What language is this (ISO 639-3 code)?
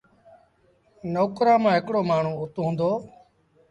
sbn